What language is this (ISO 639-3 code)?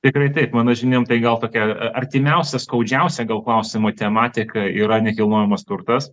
lit